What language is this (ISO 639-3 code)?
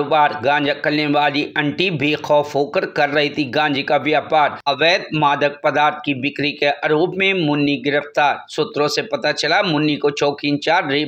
hin